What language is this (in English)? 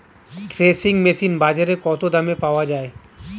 Bangla